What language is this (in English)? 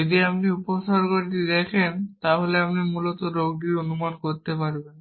Bangla